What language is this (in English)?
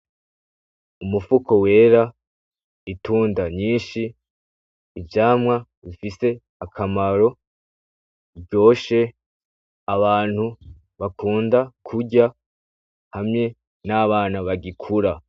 Rundi